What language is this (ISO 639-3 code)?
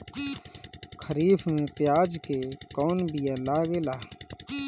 bho